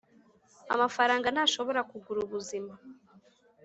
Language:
Kinyarwanda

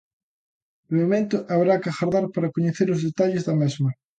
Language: Galician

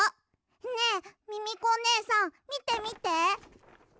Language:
Japanese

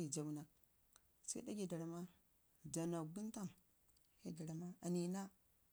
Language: Ngizim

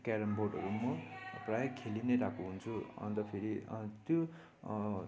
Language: Nepali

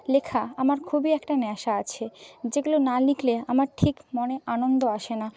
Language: Bangla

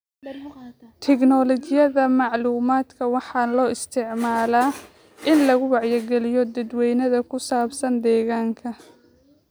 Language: Somali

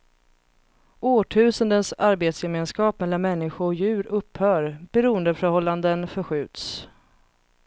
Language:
Swedish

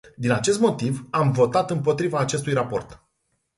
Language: Romanian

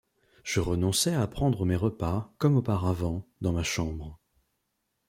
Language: French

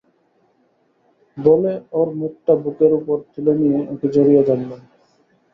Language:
Bangla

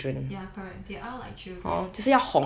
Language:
English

